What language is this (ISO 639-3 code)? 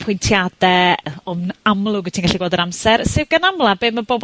cym